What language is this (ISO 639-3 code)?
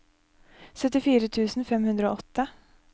nor